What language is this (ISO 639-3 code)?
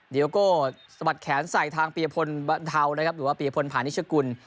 tha